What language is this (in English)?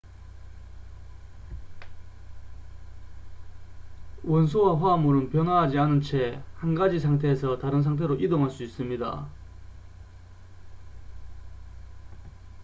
Korean